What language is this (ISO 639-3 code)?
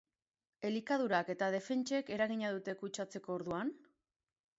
eus